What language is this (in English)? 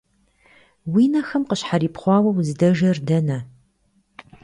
Kabardian